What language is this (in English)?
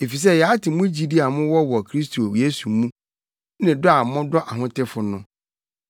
Akan